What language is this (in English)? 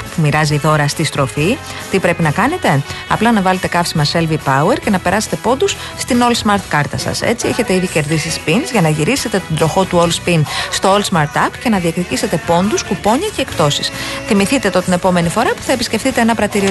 Greek